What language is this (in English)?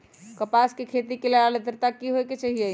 Magahi